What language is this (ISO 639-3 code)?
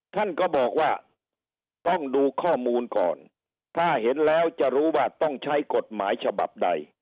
tha